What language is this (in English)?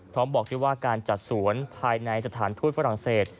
Thai